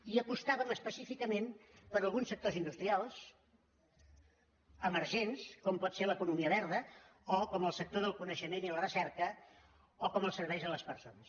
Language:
Catalan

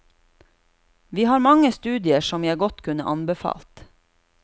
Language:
Norwegian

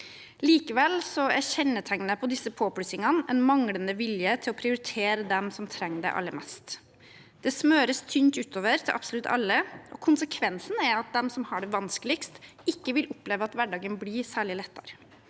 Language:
Norwegian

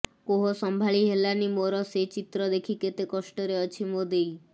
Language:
Odia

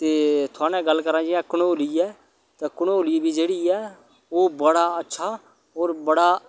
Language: Dogri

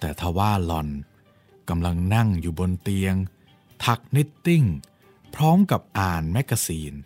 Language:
Thai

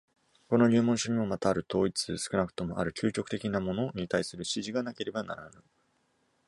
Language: Japanese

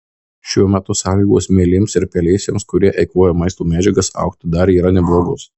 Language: Lithuanian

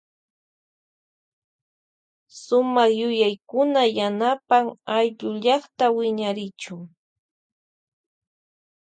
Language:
Loja Highland Quichua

